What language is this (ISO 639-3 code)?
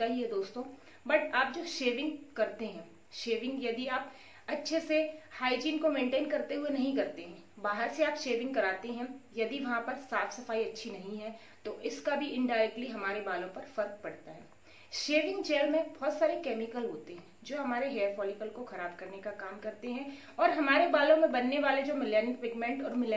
hin